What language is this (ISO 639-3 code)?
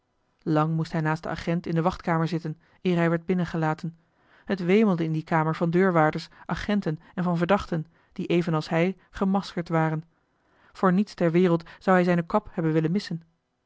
nld